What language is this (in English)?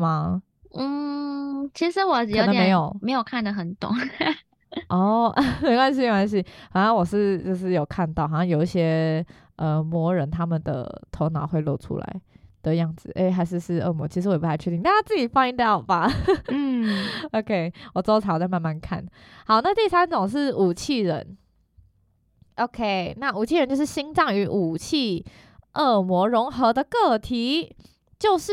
Chinese